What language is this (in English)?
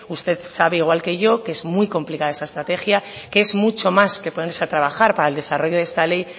Spanish